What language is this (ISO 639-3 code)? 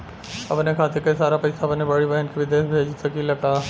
bho